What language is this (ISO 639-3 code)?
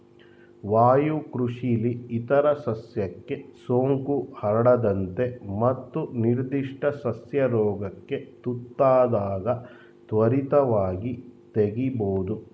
kan